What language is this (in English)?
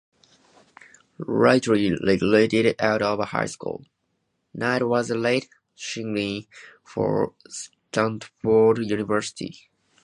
English